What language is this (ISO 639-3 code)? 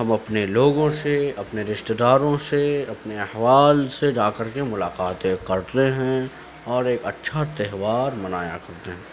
urd